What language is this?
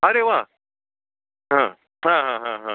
Marathi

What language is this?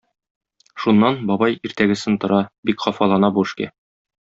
Tatar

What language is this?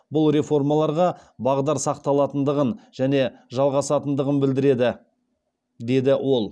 Kazakh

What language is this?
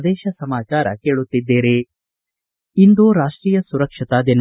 Kannada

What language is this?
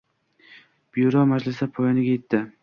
Uzbek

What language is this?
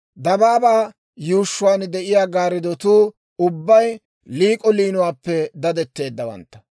Dawro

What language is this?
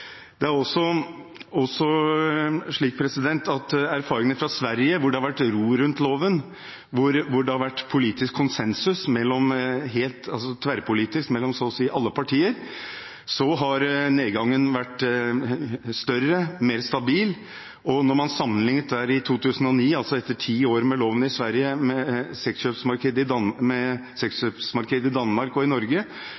Norwegian Bokmål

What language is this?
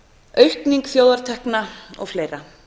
Icelandic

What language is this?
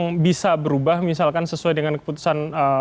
Indonesian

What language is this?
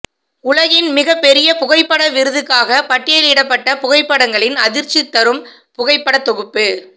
Tamil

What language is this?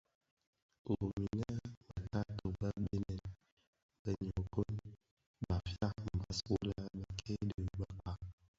Bafia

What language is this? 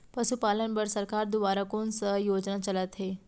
Chhattisgarhi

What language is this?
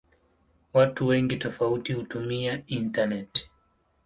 Swahili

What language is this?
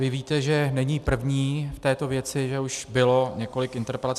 Czech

